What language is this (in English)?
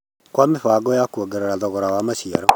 Kikuyu